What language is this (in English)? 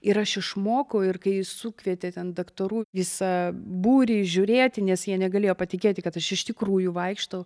Lithuanian